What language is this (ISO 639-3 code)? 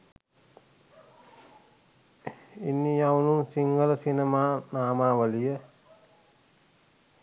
sin